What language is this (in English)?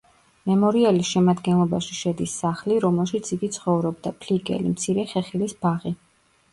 Georgian